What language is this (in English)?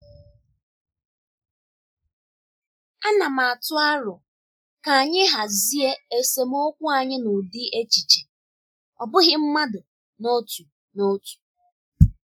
Igbo